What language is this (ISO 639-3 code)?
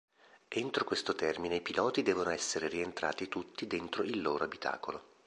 ita